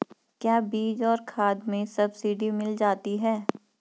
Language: Hindi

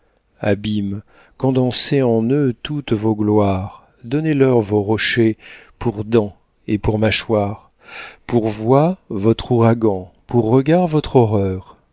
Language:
French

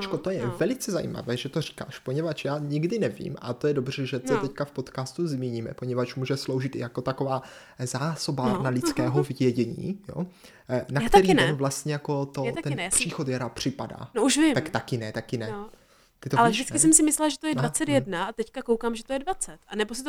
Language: Czech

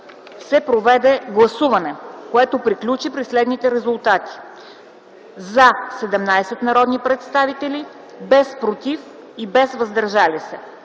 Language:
Bulgarian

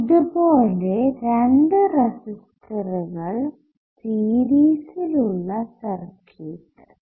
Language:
Malayalam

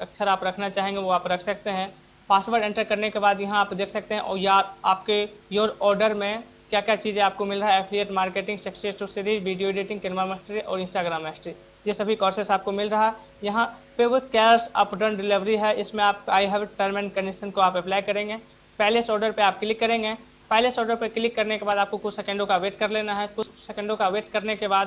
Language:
Hindi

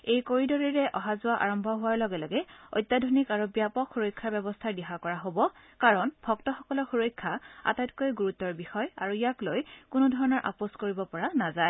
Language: Assamese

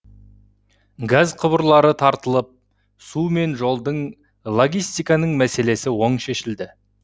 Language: Kazakh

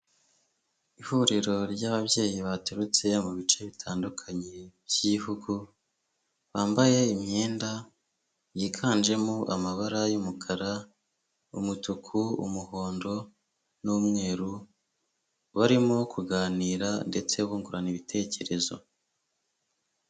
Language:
Kinyarwanda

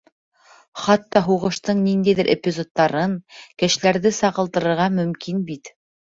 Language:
Bashkir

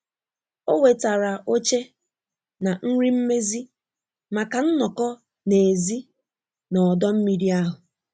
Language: Igbo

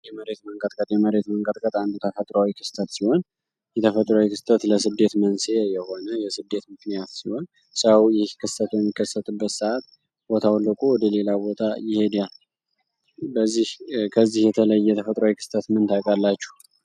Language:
Amharic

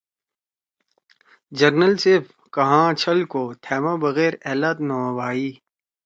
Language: Torwali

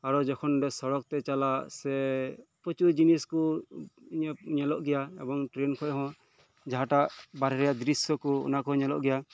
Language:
Santali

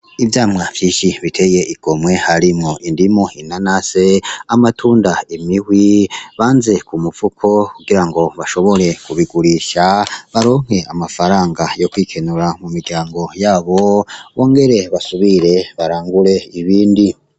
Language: Rundi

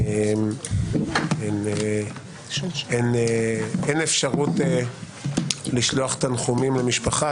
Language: Hebrew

